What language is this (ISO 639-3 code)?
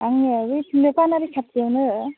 brx